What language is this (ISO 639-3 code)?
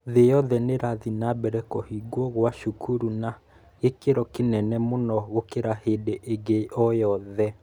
kik